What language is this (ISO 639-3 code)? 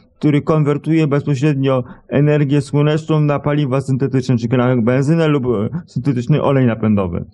pol